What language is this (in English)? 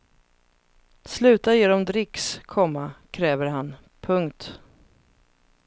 Swedish